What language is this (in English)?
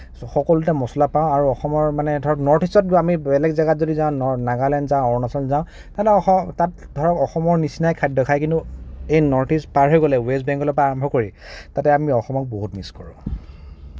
Assamese